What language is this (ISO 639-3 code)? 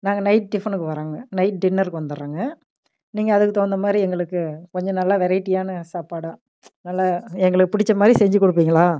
tam